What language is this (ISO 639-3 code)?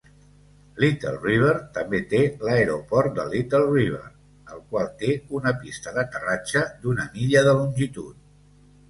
cat